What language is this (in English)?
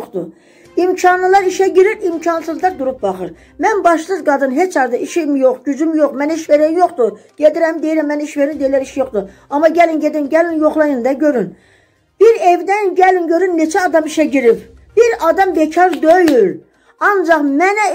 Turkish